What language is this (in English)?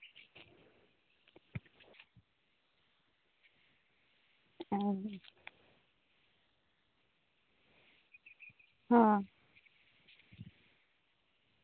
Santali